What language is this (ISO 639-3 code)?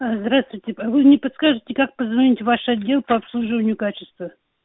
rus